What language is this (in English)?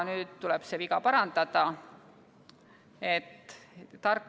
Estonian